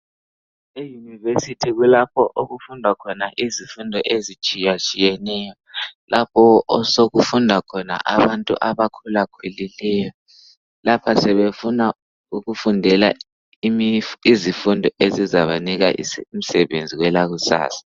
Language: North Ndebele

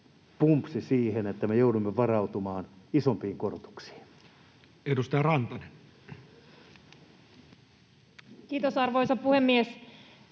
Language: Finnish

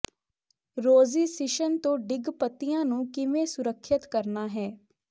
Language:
Punjabi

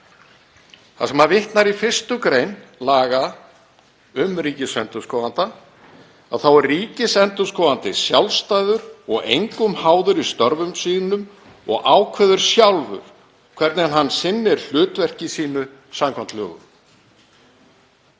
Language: Icelandic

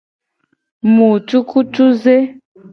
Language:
Gen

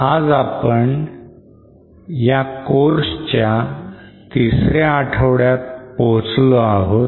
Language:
Marathi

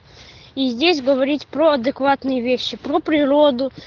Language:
Russian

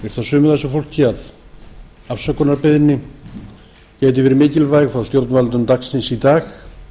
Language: Icelandic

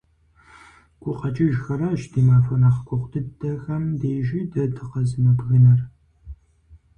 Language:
Kabardian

